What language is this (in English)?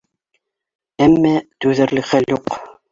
Bashkir